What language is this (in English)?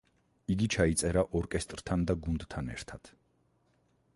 Georgian